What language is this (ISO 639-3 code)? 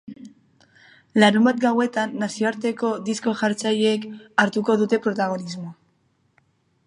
eus